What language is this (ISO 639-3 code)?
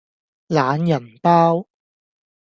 yue